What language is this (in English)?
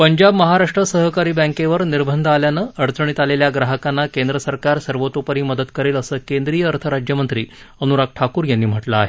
Marathi